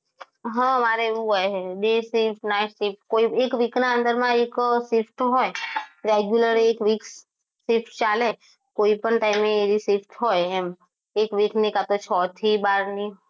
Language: Gujarati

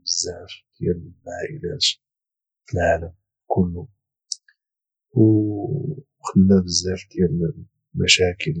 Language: Moroccan Arabic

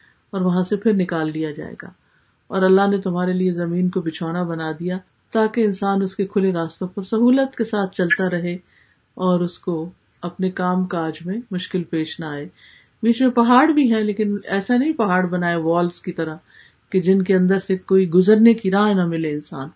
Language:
Urdu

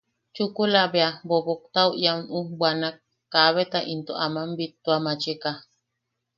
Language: Yaqui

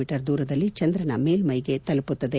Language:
Kannada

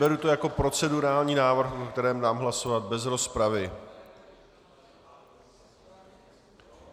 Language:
Czech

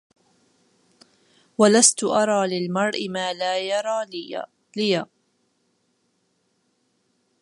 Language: Arabic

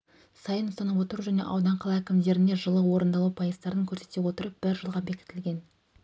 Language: Kazakh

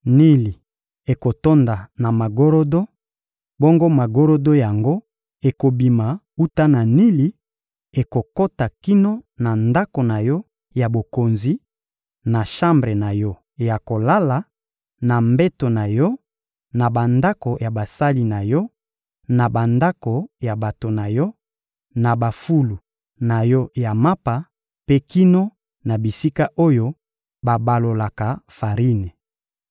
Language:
Lingala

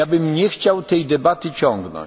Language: Polish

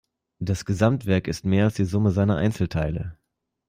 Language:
German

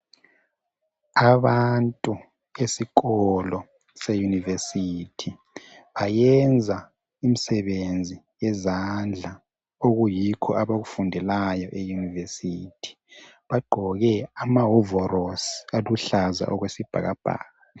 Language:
North Ndebele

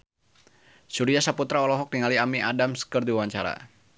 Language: Sundanese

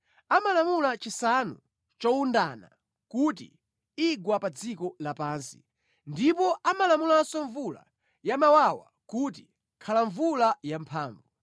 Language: Nyanja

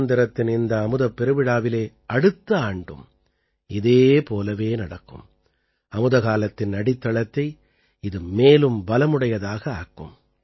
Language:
Tamil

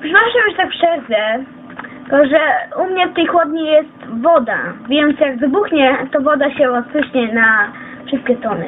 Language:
Polish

